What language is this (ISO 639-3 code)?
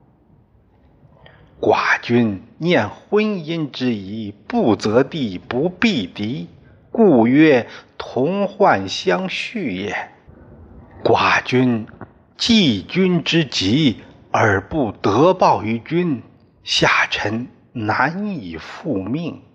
zho